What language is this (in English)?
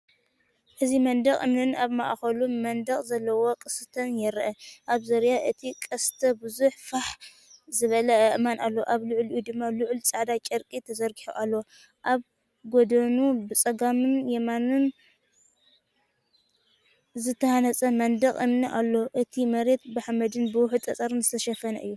Tigrinya